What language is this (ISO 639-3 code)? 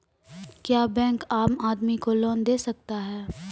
mai